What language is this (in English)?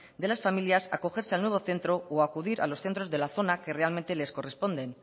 Spanish